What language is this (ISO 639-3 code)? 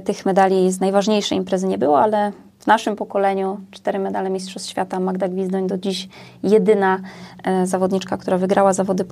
pol